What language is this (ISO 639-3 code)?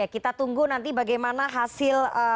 ind